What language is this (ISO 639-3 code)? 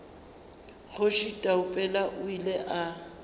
nso